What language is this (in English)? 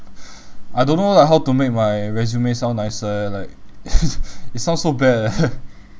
English